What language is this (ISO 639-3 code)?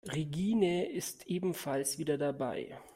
deu